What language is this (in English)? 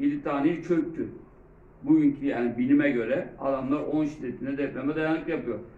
Turkish